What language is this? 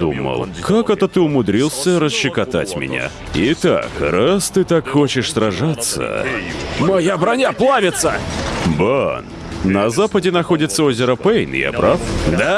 Russian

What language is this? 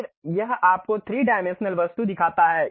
Hindi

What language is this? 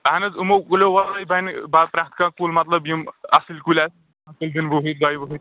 Kashmiri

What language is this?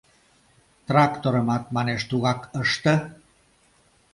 Mari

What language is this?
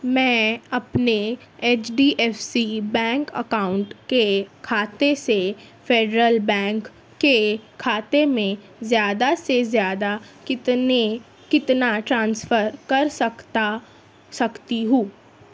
Urdu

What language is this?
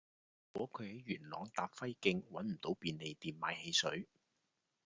Cantonese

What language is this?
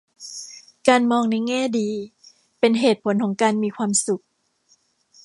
Thai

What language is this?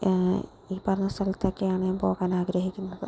Malayalam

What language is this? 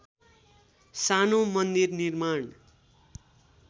Nepali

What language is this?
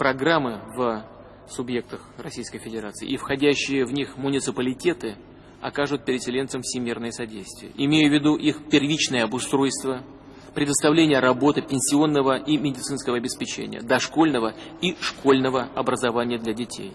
Russian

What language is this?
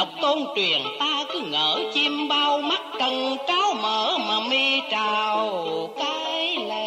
Vietnamese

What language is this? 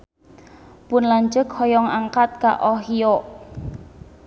Sundanese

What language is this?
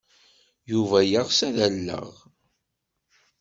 Kabyle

